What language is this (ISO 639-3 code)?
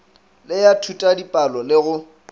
nso